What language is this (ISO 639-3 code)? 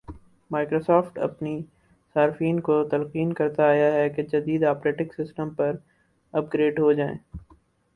urd